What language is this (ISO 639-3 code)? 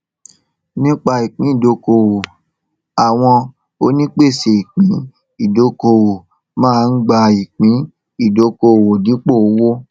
yor